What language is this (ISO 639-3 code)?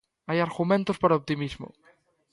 glg